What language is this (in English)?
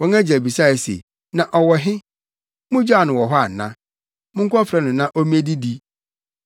Akan